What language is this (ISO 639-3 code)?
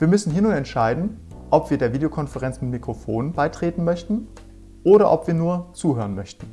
deu